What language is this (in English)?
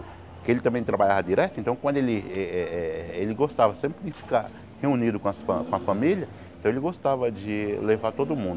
Portuguese